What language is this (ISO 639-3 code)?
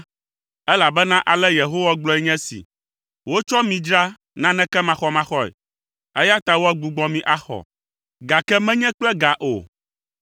ewe